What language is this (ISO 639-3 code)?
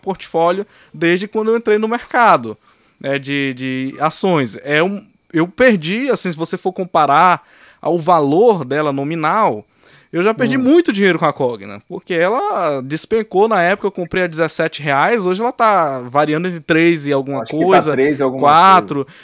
por